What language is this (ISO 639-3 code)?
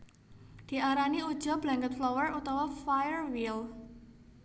jav